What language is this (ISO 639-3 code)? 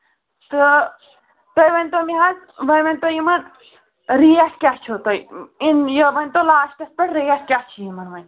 kas